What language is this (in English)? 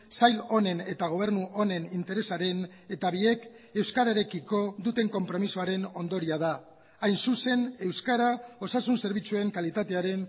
Basque